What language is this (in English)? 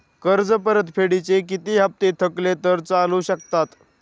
Marathi